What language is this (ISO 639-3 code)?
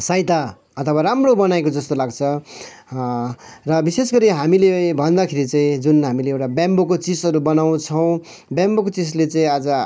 nep